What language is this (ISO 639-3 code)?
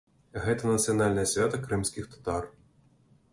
bel